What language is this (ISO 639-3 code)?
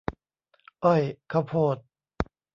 tha